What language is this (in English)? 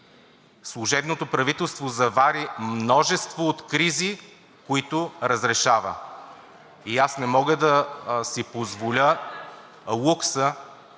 Bulgarian